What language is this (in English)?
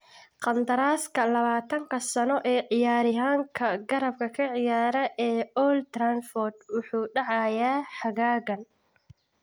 Somali